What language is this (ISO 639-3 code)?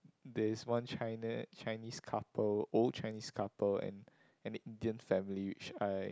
eng